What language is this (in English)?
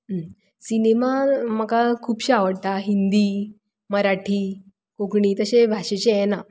Konkani